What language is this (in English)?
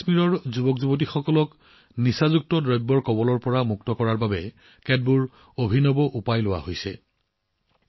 Assamese